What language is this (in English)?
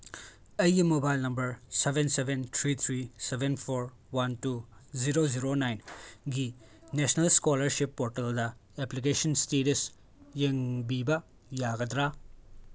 Manipuri